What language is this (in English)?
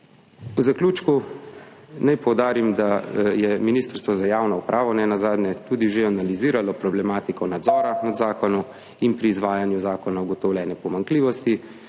Slovenian